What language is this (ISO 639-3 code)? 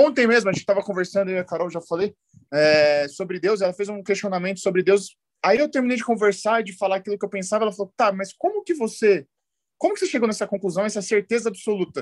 por